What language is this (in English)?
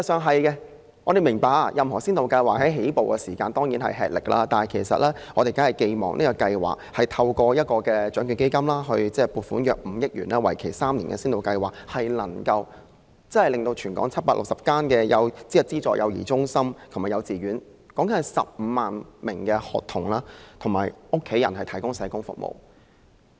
Cantonese